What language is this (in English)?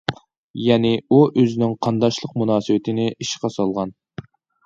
Uyghur